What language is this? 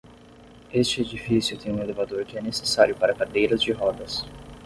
Portuguese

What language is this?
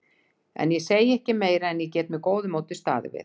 Icelandic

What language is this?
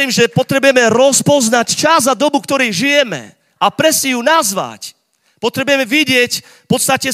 Slovak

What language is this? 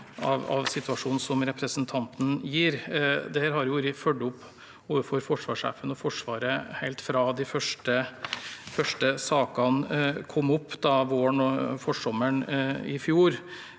Norwegian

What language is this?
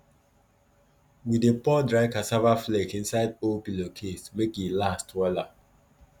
Nigerian Pidgin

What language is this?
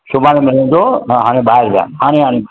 Sindhi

